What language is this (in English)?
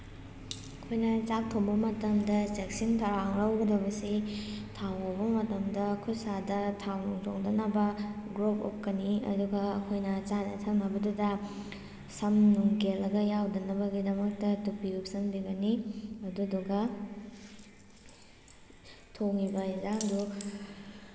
Manipuri